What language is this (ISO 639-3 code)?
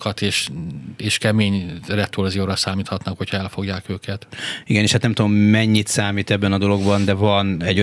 hun